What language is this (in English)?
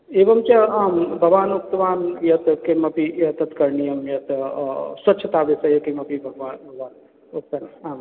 Sanskrit